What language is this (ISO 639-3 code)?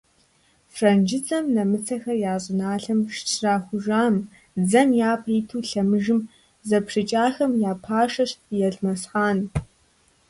kbd